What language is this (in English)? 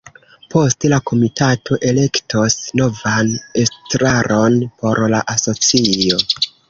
Esperanto